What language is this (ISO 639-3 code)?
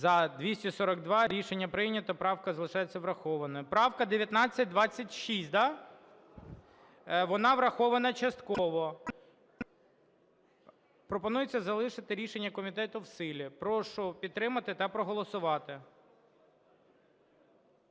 ukr